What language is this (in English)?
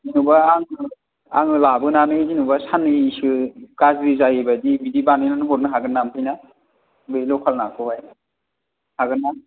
Bodo